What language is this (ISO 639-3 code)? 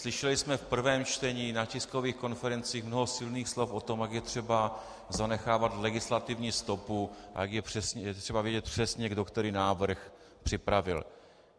ces